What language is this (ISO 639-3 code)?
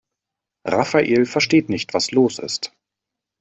deu